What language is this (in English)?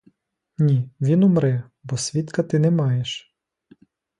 Ukrainian